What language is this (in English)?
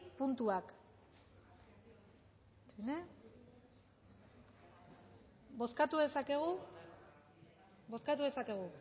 Basque